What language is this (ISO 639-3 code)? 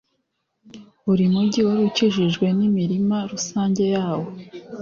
kin